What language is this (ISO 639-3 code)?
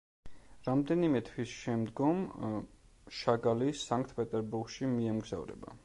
kat